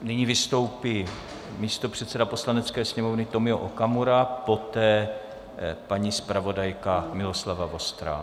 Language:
Czech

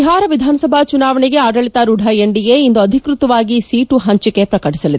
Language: Kannada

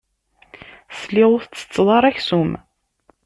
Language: Kabyle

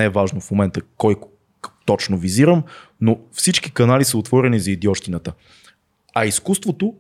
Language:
Bulgarian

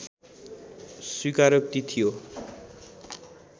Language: Nepali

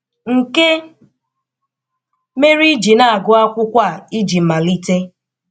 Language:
Igbo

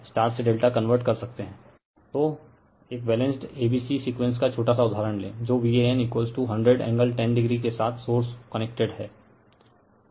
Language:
Hindi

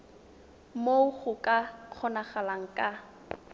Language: Tswana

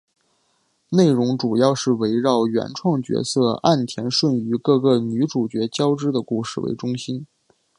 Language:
Chinese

